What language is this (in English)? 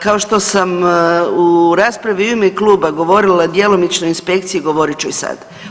Croatian